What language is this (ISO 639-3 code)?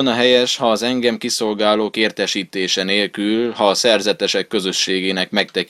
hun